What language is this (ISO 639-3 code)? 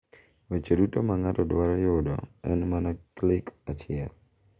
luo